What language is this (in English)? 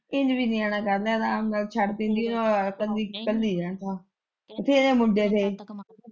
Punjabi